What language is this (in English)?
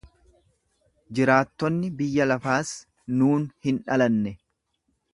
Oromo